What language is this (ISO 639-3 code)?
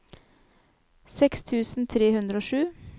nor